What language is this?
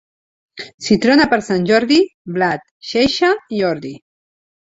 Catalan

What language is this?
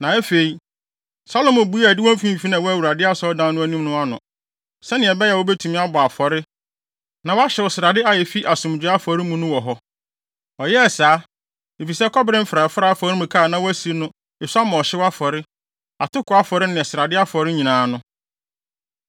Akan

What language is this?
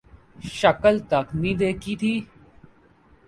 Urdu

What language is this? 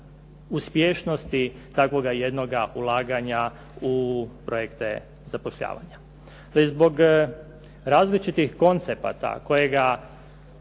Croatian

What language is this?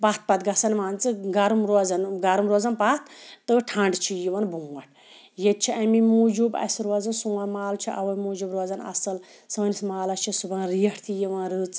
Kashmiri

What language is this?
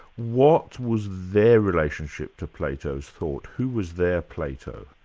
English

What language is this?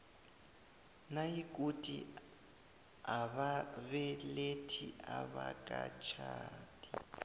South Ndebele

